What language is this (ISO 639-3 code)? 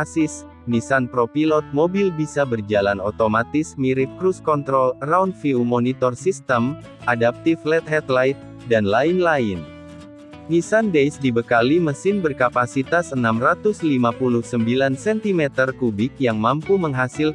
ind